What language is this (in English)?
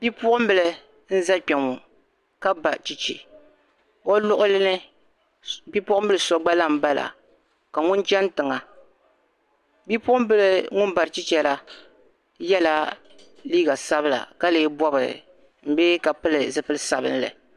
Dagbani